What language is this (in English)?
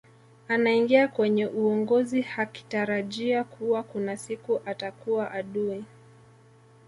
Swahili